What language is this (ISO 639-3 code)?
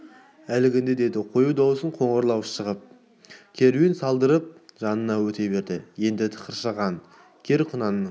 kaz